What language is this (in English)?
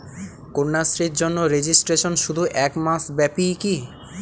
Bangla